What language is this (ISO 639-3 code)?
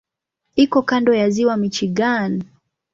swa